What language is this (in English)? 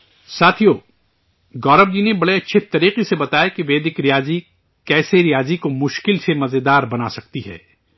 Urdu